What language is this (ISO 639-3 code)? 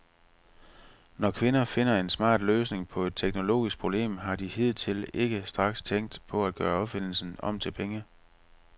dan